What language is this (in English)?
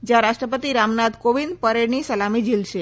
Gujarati